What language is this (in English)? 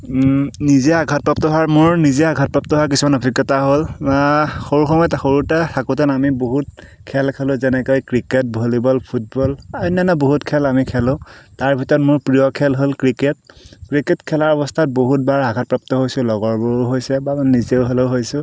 Assamese